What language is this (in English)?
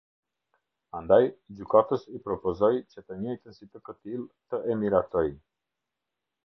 Albanian